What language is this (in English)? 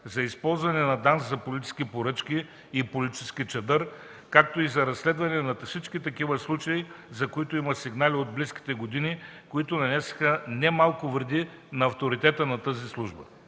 Bulgarian